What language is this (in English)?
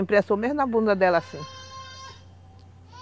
Portuguese